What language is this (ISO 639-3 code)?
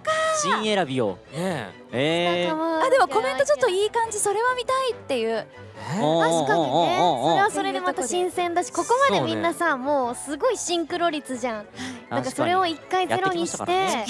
jpn